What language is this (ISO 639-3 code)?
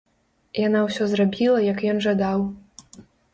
bel